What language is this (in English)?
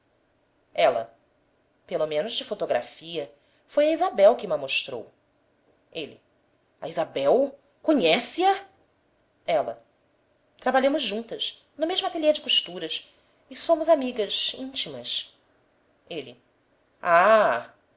Portuguese